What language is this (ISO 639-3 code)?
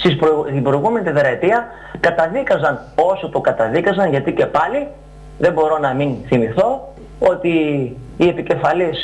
ell